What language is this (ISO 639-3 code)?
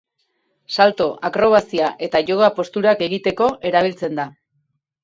eus